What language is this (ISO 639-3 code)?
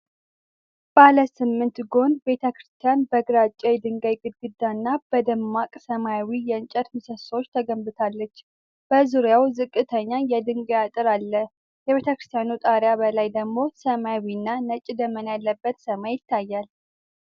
amh